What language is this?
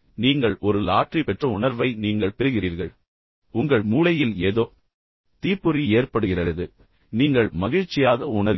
Tamil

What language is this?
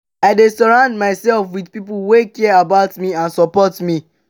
Nigerian Pidgin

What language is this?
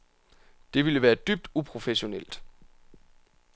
Danish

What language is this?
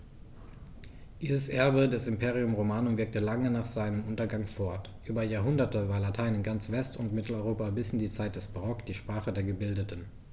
German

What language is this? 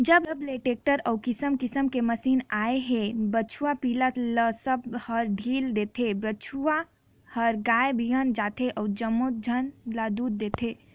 Chhattisgarhi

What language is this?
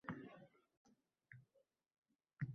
Uzbek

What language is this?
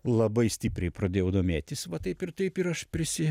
Lithuanian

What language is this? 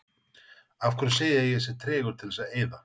Icelandic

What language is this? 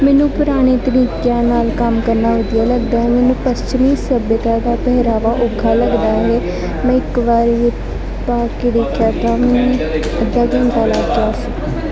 Punjabi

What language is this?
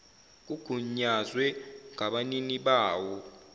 Zulu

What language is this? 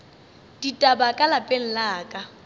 Northern Sotho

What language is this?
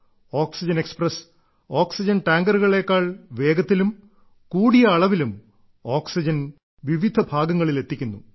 Malayalam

